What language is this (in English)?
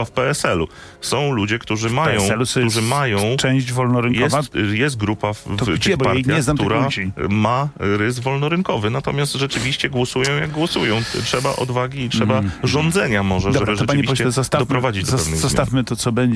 Polish